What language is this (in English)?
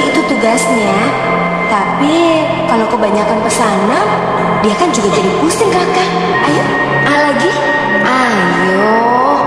Indonesian